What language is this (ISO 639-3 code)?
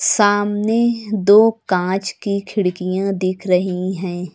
hin